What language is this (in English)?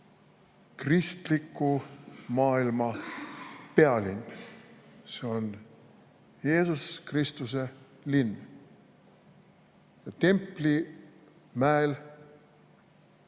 Estonian